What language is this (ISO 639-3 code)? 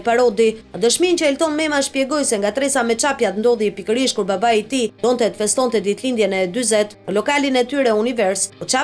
ron